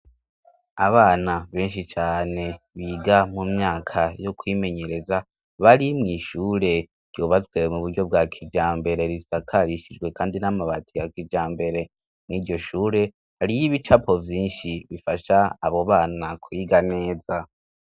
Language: Rundi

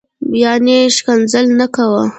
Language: Pashto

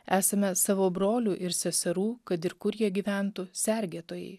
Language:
Lithuanian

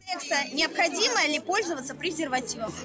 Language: Kazakh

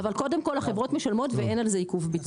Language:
Hebrew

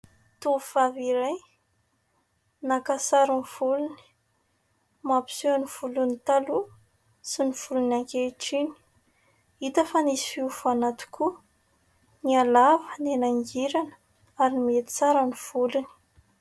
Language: Malagasy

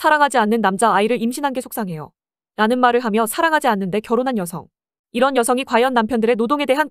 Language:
Korean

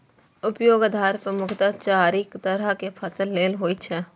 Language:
Maithili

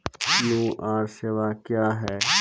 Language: Maithili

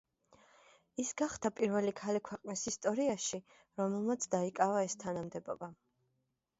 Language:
Georgian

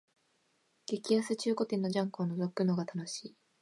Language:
Japanese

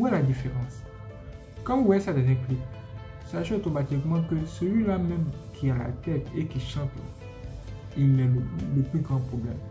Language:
French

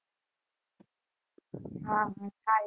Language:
Gujarati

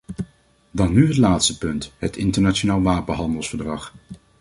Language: Dutch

